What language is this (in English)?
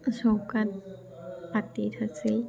Assamese